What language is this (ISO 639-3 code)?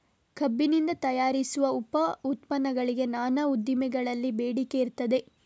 kan